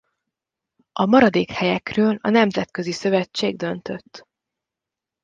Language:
Hungarian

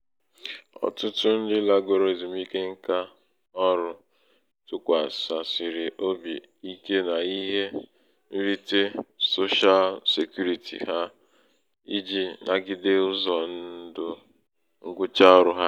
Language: Igbo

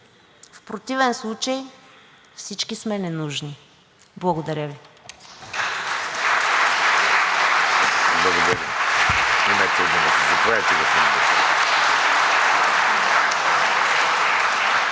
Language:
Bulgarian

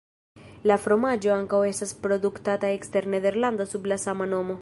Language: Esperanto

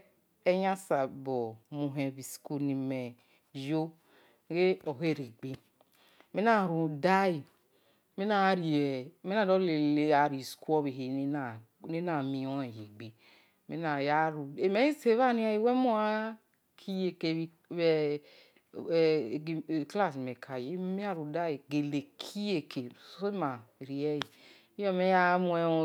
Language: Esan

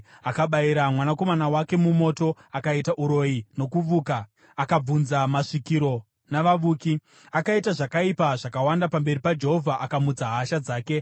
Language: Shona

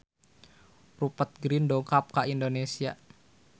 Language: Sundanese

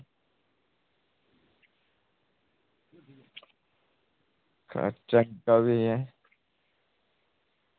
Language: Dogri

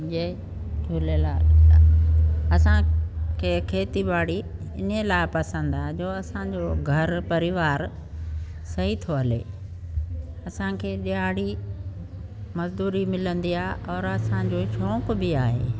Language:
Sindhi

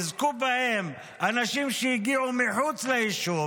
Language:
Hebrew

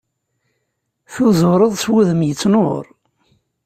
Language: Kabyle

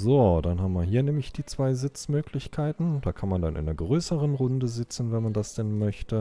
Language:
German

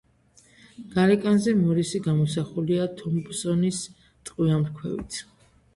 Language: Georgian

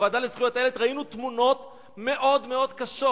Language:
Hebrew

